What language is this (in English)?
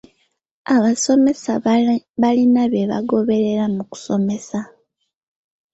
Ganda